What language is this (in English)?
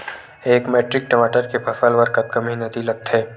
Chhattisgarhi